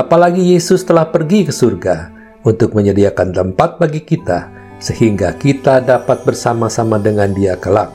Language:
Indonesian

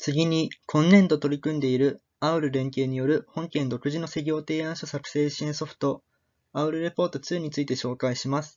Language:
Japanese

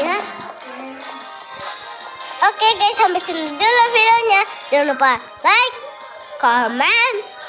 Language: Indonesian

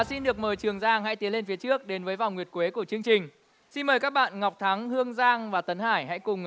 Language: Vietnamese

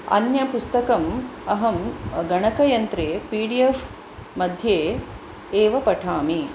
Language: Sanskrit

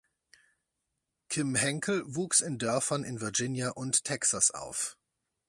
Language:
German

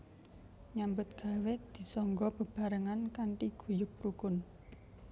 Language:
Javanese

